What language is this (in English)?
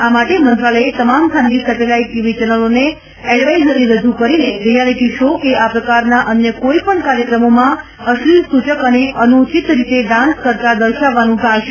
Gujarati